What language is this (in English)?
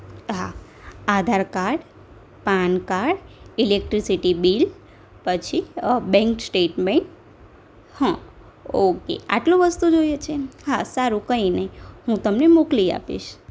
Gujarati